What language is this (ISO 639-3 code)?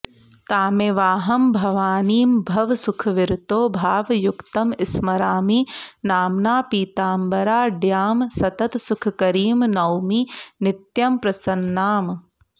san